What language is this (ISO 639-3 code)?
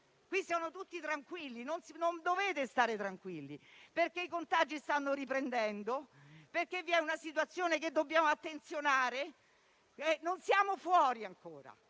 ita